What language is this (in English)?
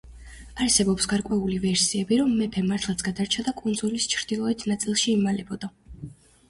Georgian